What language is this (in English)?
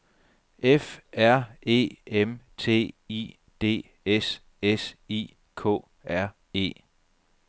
Danish